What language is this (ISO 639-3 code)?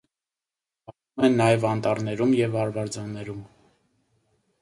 hye